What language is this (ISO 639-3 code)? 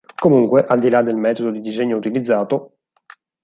ita